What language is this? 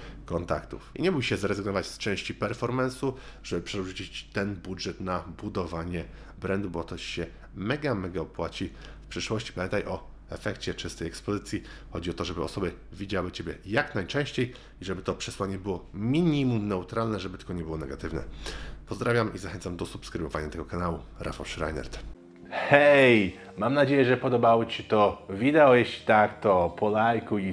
Polish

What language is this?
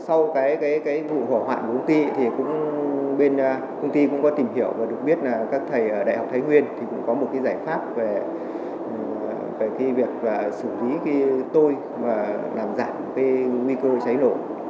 Vietnamese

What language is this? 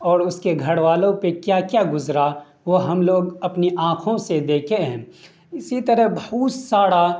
Urdu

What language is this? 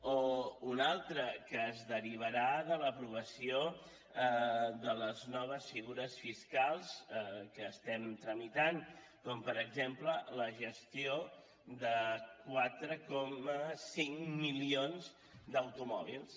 Catalan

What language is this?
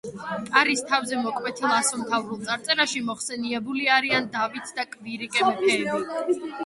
Georgian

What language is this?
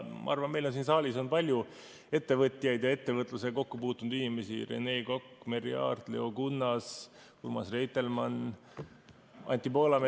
Estonian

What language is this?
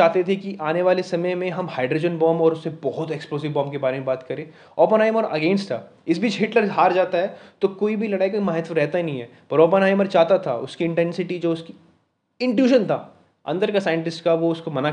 Hindi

